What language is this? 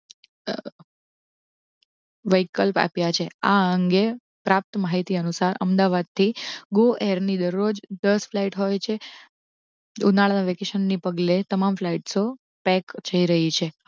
Gujarati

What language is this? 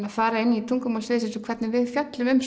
Icelandic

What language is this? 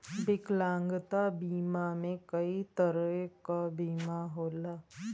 Bhojpuri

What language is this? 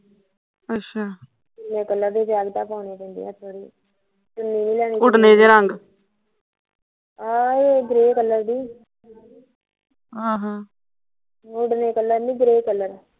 Punjabi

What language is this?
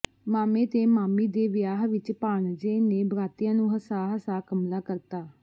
Punjabi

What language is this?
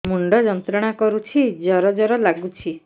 Odia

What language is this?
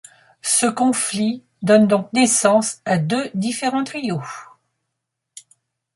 French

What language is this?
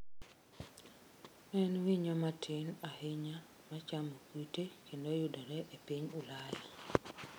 Luo (Kenya and Tanzania)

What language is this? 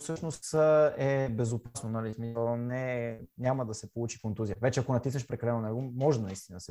Bulgarian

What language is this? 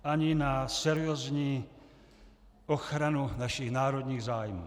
Czech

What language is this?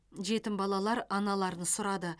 Kazakh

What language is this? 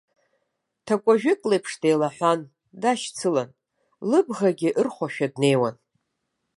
Abkhazian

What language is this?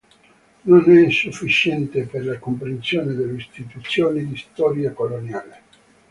Italian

